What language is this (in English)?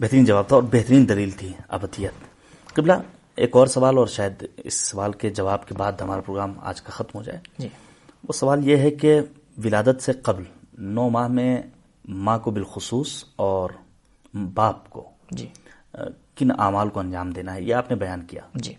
Urdu